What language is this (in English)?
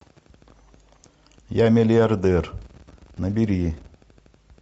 Russian